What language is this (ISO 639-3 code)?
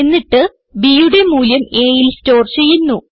mal